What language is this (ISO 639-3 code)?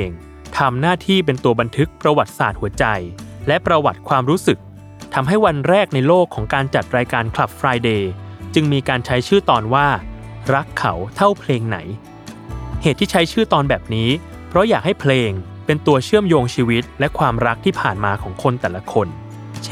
tha